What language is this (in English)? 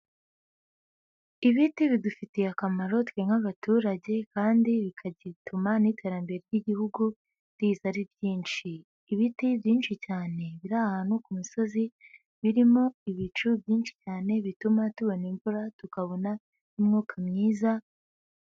Kinyarwanda